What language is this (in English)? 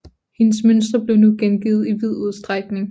Danish